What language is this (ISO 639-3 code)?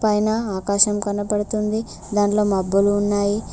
tel